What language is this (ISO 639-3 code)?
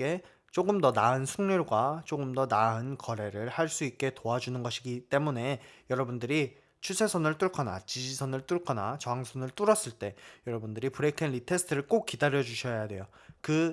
kor